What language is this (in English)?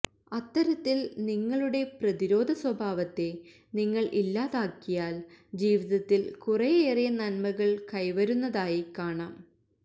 Malayalam